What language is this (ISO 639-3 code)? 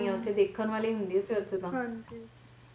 pan